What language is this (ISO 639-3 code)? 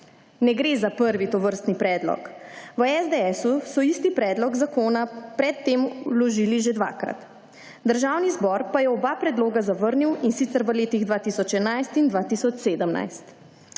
slv